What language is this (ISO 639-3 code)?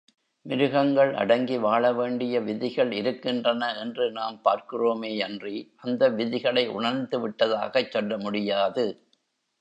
tam